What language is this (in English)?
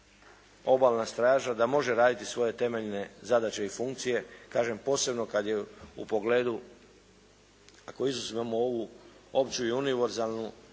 Croatian